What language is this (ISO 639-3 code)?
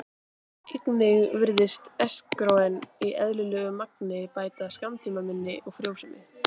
isl